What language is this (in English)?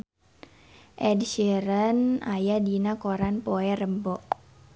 Sundanese